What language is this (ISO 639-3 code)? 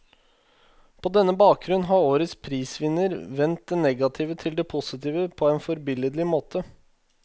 nor